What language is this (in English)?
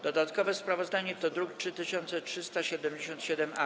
Polish